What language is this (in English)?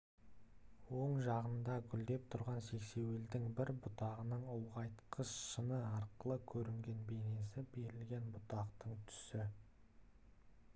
Kazakh